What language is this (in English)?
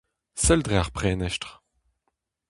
Breton